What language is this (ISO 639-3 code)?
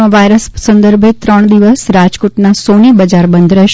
guj